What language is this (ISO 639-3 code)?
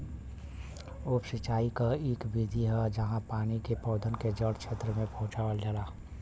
bho